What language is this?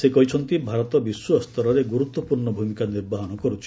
Odia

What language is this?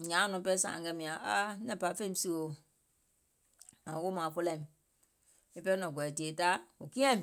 Gola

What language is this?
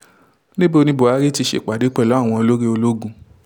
Yoruba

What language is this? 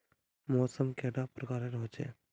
Magahi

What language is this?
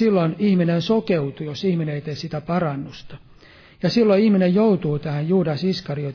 Finnish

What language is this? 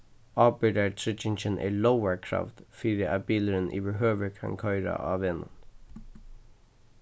Faroese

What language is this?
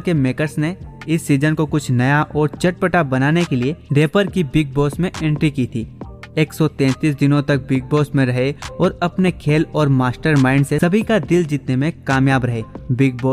Hindi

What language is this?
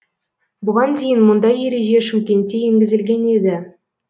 Kazakh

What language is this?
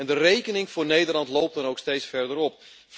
Dutch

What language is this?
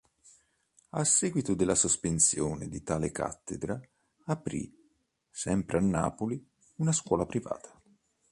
Italian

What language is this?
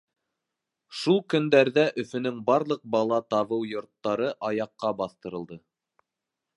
Bashkir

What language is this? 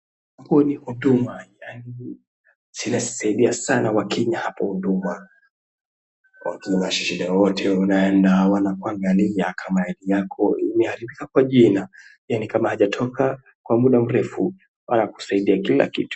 Swahili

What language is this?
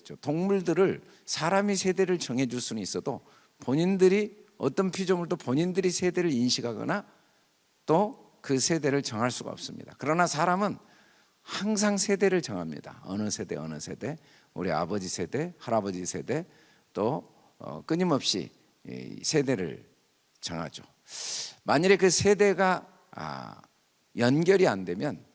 Korean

